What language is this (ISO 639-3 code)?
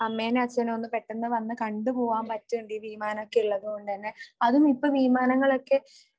mal